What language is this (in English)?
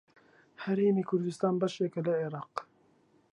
Central Kurdish